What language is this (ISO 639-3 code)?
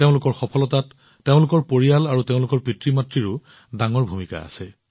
asm